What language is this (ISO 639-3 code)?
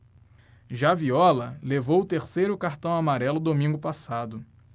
por